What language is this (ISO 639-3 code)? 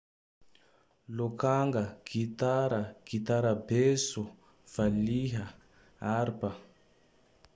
tdx